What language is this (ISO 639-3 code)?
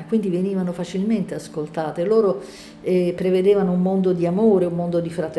ita